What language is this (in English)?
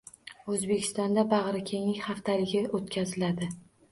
Uzbek